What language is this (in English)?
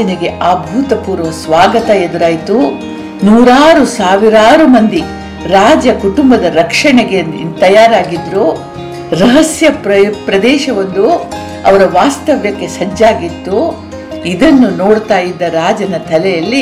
Kannada